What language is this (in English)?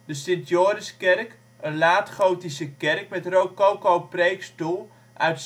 Dutch